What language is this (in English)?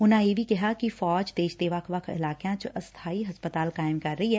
Punjabi